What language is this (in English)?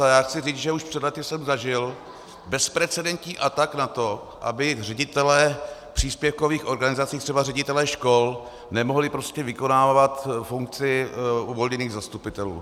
Czech